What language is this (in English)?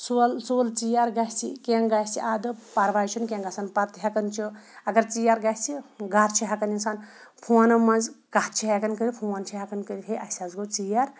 Kashmiri